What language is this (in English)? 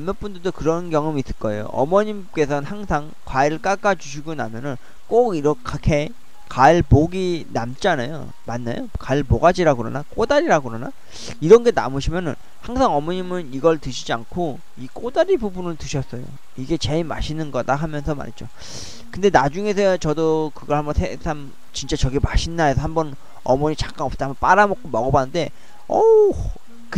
Korean